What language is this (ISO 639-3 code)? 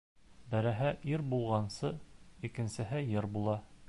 bak